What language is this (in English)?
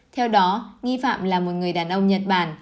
Vietnamese